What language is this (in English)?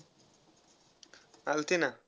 Marathi